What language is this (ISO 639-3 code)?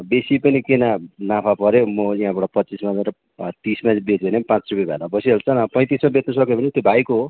nep